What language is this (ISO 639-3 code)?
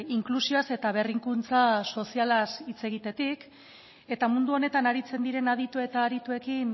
eus